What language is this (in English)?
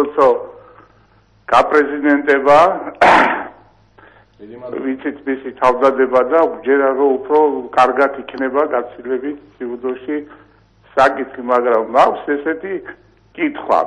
Romanian